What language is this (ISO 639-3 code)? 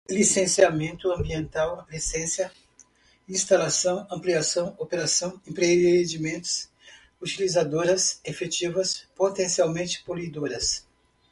por